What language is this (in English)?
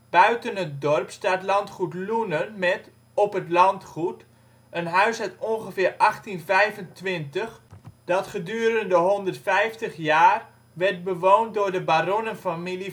Dutch